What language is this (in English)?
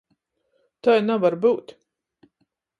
Latgalian